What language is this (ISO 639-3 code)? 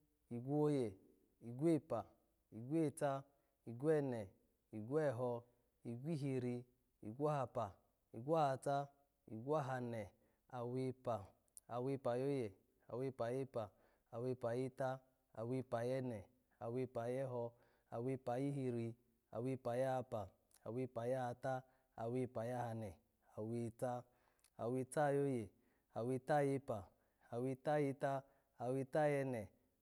ala